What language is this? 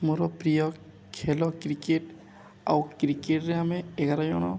Odia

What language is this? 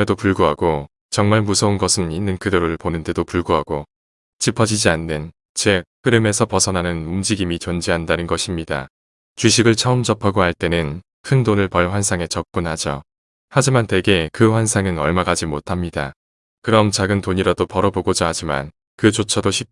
Korean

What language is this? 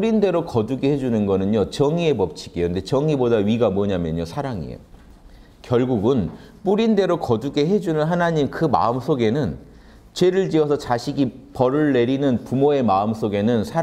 Korean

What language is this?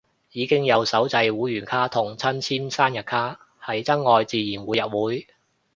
Cantonese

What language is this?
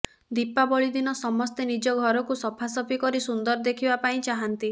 Odia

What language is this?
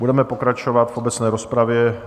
Czech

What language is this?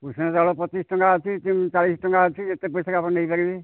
Odia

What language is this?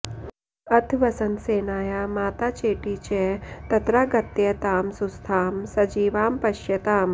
Sanskrit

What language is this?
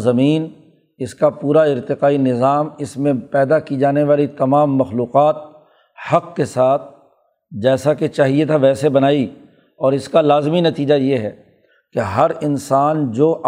Urdu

